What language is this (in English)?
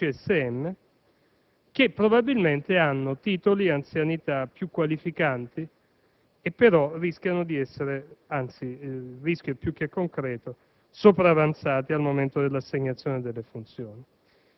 Italian